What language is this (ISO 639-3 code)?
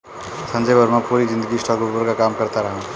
hin